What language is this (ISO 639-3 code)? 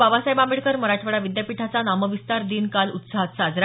mar